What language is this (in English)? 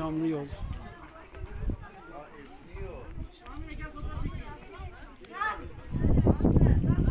Turkish